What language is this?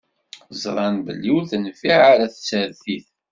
Kabyle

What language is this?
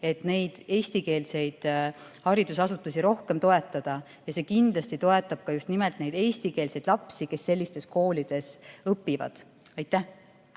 Estonian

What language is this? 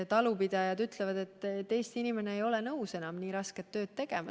Estonian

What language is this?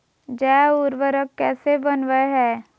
Magahi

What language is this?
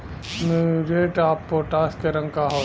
Bhojpuri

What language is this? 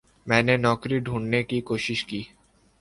Urdu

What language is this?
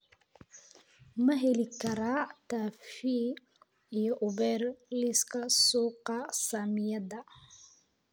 Somali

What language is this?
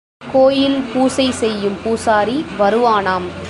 Tamil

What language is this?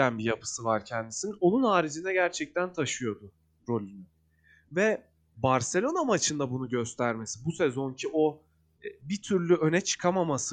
Turkish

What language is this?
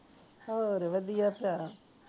Punjabi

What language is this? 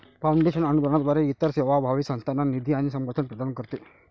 Marathi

